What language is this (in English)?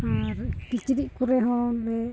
Santali